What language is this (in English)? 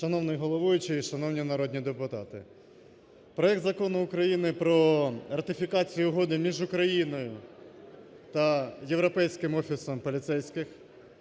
Ukrainian